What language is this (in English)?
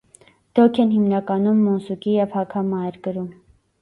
Armenian